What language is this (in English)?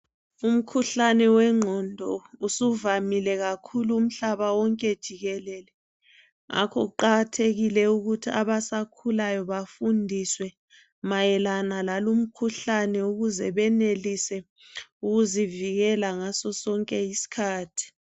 North Ndebele